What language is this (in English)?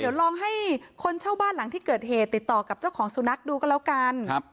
Thai